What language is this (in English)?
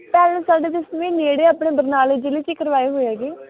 Punjabi